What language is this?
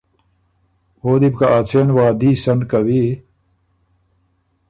Ormuri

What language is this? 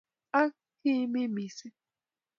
Kalenjin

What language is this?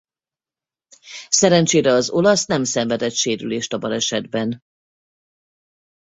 Hungarian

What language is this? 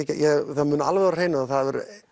Icelandic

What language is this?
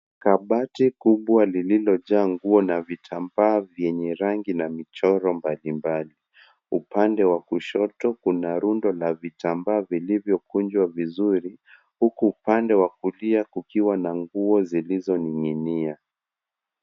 Swahili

